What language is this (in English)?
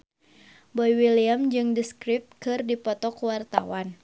Sundanese